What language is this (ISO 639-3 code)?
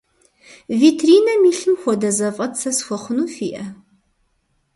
kbd